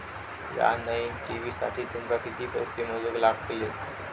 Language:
Marathi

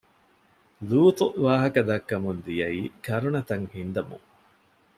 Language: Divehi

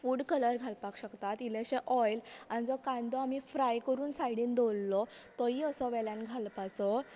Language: Konkani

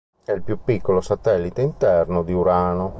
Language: Italian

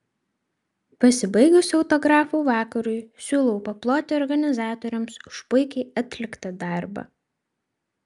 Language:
Lithuanian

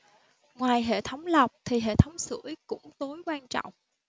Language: Vietnamese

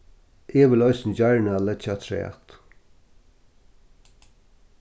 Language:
Faroese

